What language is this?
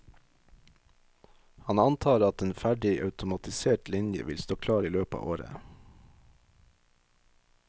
Norwegian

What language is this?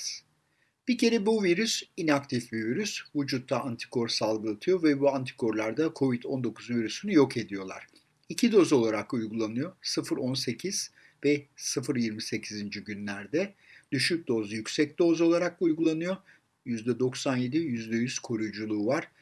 Turkish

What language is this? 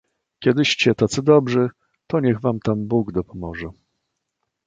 Polish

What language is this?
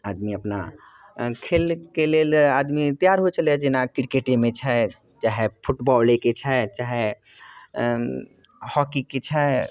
Maithili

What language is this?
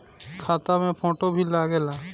Bhojpuri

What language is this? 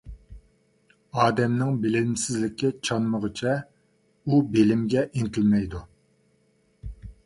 Uyghur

